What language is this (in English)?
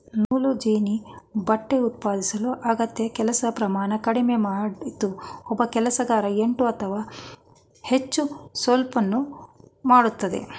Kannada